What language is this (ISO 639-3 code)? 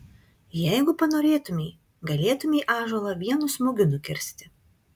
lit